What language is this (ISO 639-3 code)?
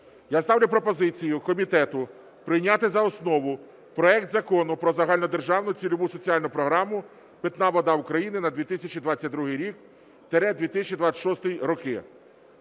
ukr